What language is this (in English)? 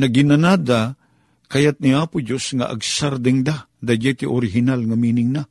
Filipino